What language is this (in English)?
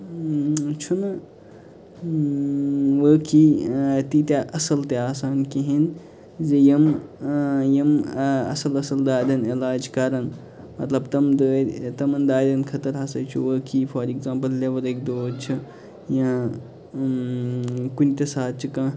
Kashmiri